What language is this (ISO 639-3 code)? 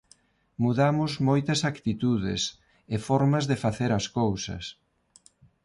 glg